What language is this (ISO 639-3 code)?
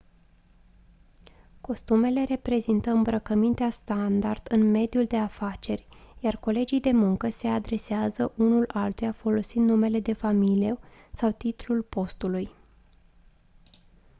ron